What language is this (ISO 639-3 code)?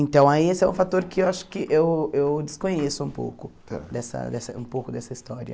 por